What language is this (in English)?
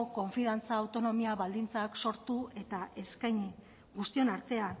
Basque